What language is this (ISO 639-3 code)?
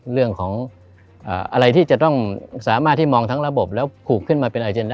tha